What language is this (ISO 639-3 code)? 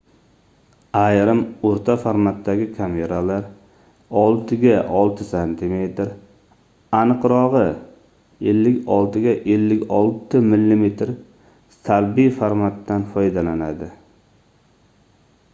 uzb